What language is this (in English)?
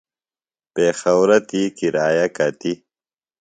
Phalura